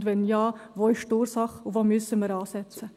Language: Swiss German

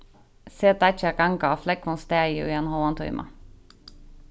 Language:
Faroese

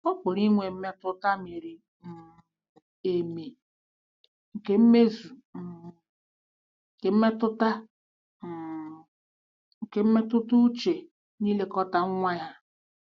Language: Igbo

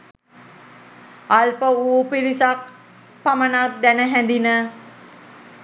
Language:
Sinhala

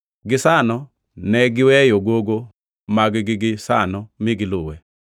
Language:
Luo (Kenya and Tanzania)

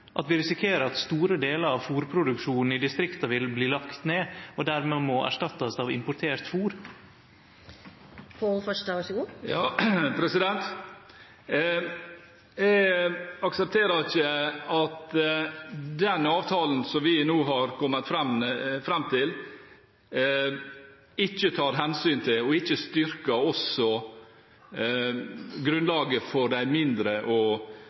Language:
Norwegian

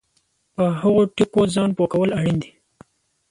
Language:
Pashto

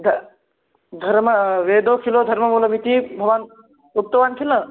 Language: Sanskrit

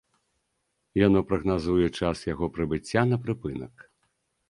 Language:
Belarusian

